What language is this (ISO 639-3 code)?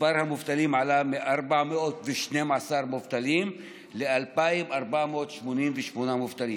heb